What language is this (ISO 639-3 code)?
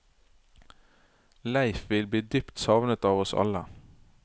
nor